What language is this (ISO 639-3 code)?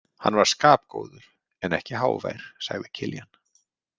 isl